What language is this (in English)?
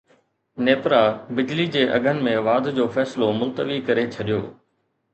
Sindhi